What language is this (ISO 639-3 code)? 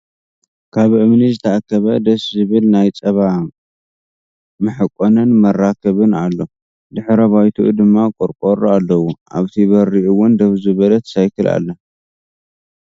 tir